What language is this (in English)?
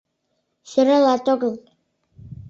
Mari